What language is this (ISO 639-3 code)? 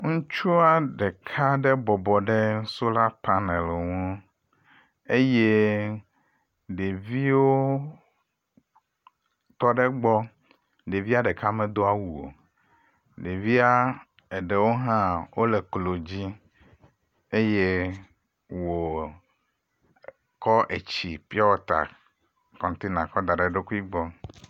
ewe